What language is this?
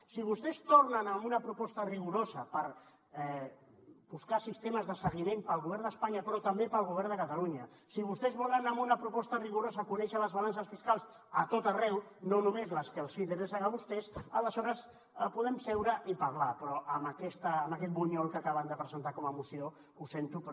Catalan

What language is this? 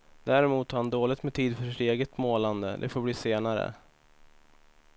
Swedish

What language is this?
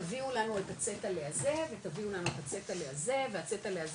Hebrew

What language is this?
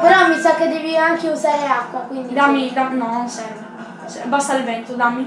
Italian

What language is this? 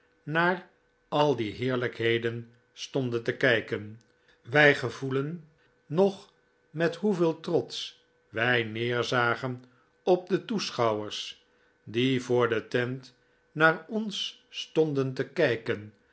Dutch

